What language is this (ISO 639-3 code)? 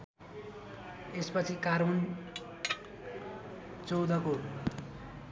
nep